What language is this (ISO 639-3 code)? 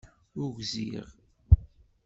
kab